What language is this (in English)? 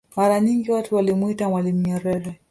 Swahili